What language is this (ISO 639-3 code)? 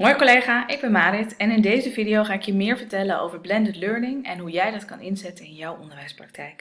nld